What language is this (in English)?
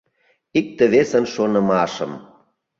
Mari